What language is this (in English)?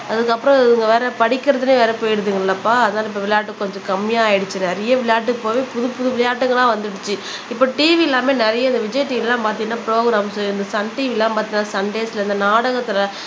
Tamil